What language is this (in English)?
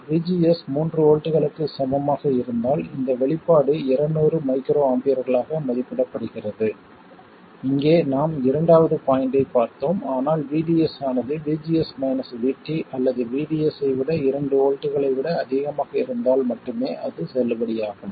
Tamil